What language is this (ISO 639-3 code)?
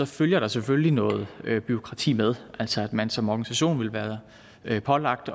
dan